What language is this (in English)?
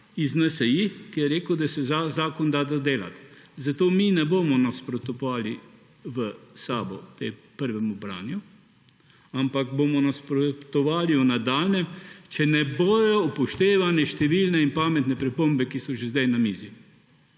Slovenian